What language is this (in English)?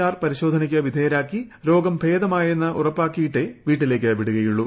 Malayalam